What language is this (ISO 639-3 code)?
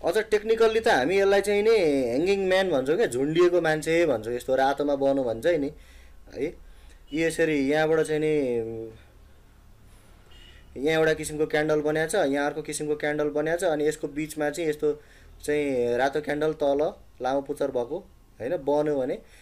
hin